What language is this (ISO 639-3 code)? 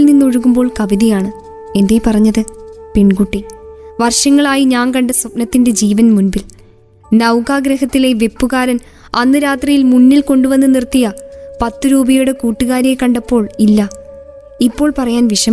mal